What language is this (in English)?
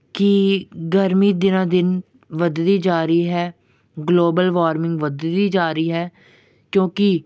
Punjabi